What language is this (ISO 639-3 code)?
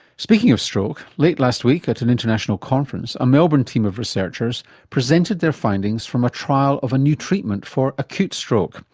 eng